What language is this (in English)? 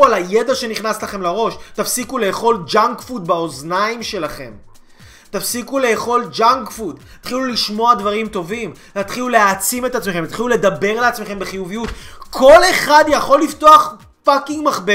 Hebrew